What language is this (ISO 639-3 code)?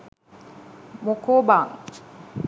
sin